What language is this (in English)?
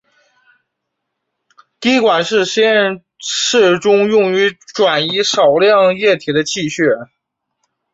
Chinese